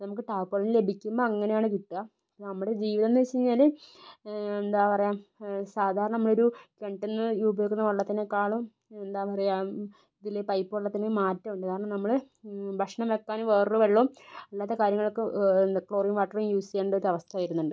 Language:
Malayalam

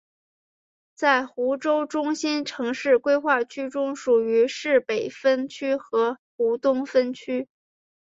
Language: Chinese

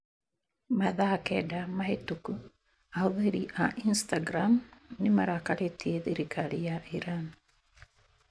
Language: Kikuyu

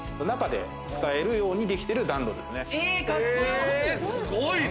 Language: Japanese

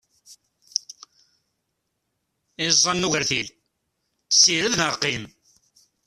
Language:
Kabyle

